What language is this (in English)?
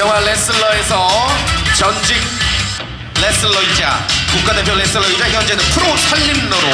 Korean